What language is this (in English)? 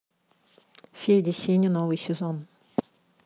Russian